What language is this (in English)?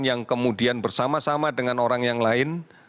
Indonesian